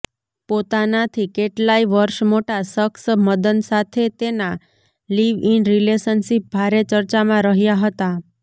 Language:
Gujarati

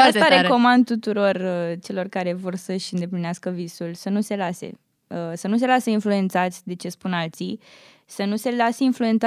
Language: Romanian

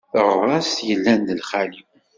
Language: Kabyle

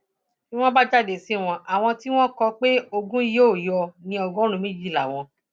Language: Yoruba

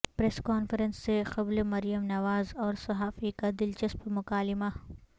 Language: Urdu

